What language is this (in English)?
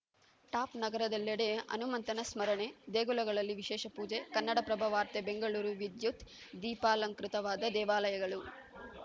Kannada